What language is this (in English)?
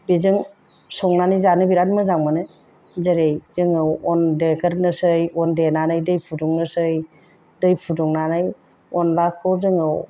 Bodo